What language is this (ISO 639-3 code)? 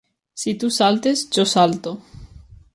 cat